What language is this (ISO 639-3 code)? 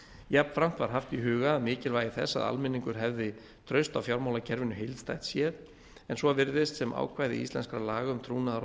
isl